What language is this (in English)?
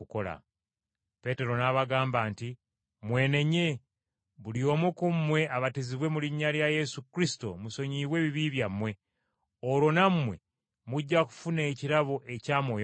Ganda